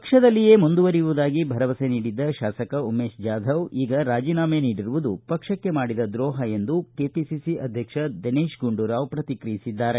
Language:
Kannada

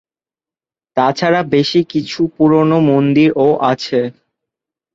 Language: Bangla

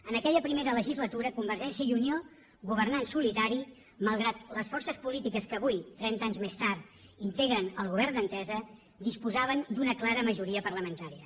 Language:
Catalan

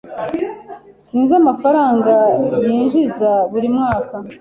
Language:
Kinyarwanda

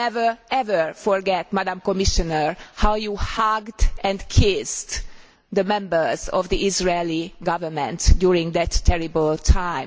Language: English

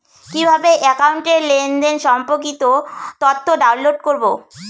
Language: Bangla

